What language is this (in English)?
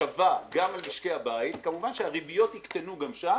Hebrew